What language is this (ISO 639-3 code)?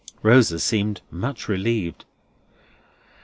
eng